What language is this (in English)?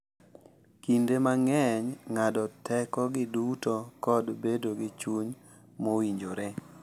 Luo (Kenya and Tanzania)